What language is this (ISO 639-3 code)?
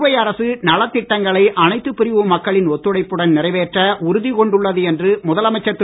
tam